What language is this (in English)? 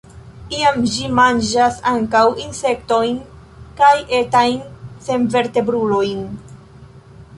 Esperanto